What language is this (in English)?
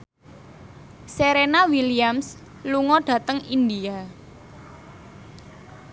Javanese